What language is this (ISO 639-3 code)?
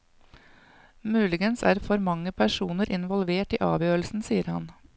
nor